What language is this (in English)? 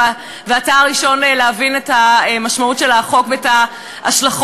Hebrew